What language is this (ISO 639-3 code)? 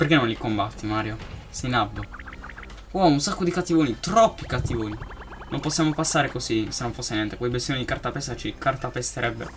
ita